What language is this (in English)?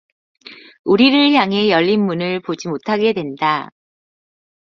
Korean